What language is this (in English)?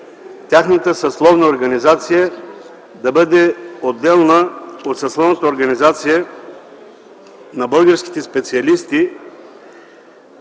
Bulgarian